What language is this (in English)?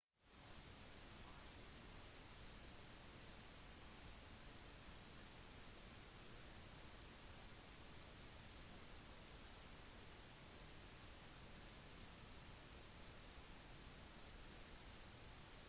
Norwegian Bokmål